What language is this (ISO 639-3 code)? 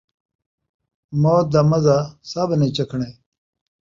skr